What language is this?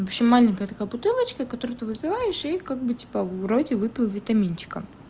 Russian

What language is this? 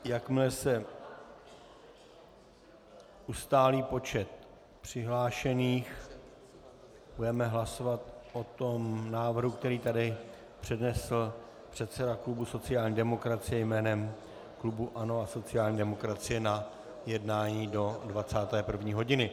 Czech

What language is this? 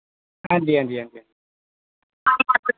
Dogri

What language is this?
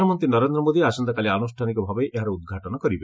Odia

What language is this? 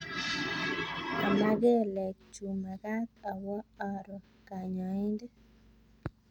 Kalenjin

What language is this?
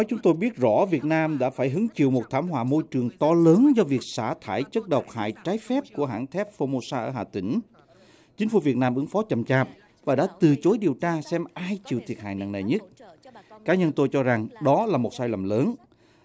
Vietnamese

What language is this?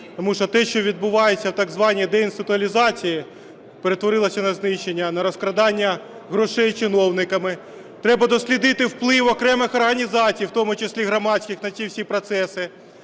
Ukrainian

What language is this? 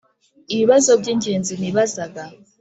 Kinyarwanda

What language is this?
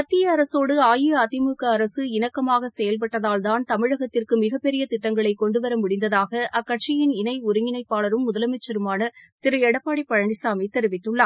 Tamil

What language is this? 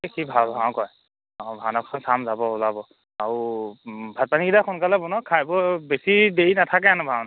Assamese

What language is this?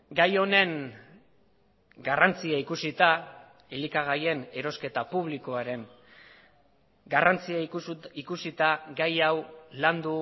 Basque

